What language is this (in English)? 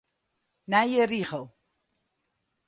Western Frisian